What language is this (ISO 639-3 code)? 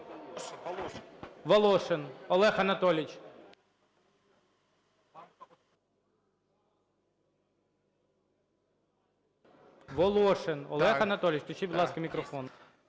ukr